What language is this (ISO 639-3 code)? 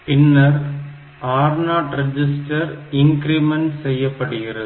tam